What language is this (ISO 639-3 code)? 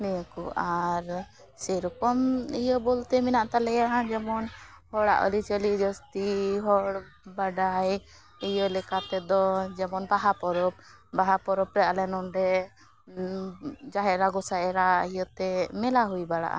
sat